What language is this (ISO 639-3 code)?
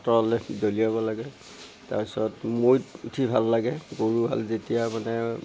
asm